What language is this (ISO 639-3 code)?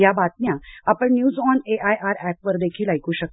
mar